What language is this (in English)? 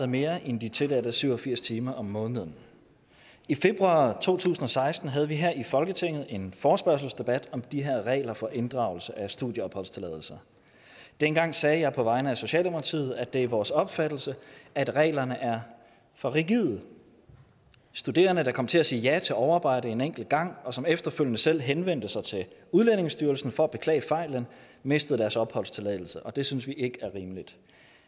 Danish